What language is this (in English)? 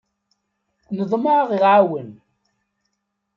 Kabyle